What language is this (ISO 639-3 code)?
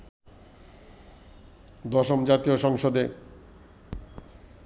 ben